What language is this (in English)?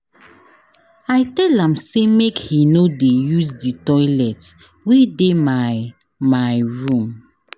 Nigerian Pidgin